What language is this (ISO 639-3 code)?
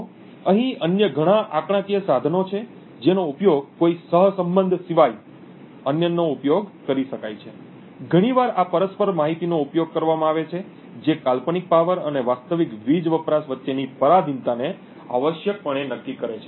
guj